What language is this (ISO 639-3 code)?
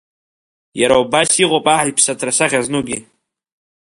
abk